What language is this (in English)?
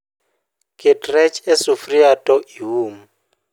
Luo (Kenya and Tanzania)